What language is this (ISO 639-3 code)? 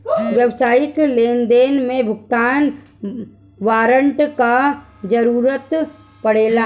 bho